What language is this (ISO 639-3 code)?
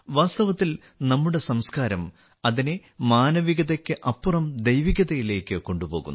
mal